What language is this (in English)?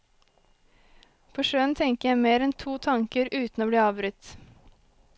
Norwegian